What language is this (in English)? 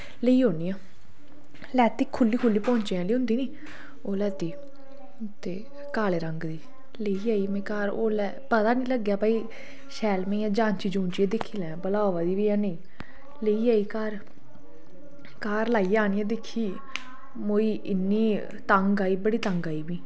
Dogri